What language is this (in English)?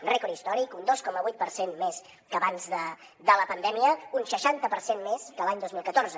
Catalan